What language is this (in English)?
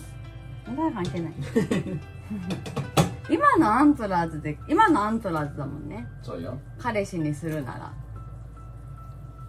Japanese